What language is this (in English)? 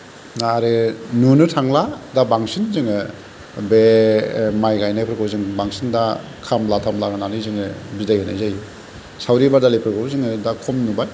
Bodo